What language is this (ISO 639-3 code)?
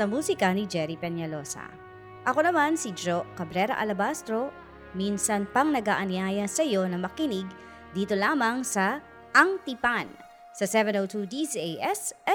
fil